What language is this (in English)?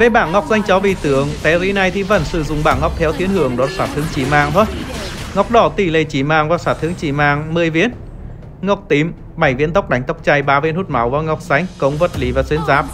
Vietnamese